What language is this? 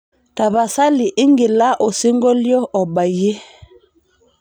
Masai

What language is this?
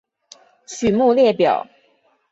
Chinese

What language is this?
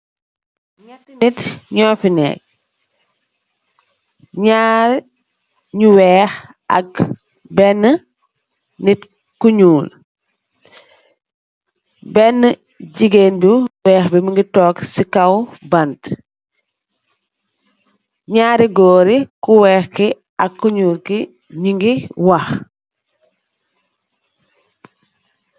Wolof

